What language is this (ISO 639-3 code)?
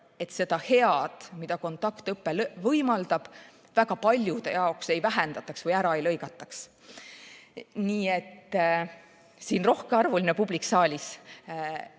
est